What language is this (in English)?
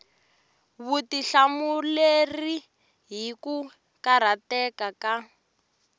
Tsonga